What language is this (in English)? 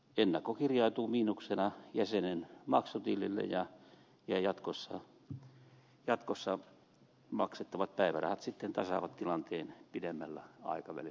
Finnish